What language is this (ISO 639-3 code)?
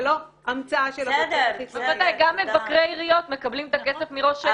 heb